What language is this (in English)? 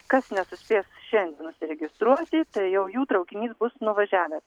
Lithuanian